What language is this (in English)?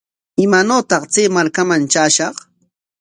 Corongo Ancash Quechua